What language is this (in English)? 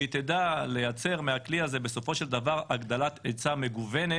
Hebrew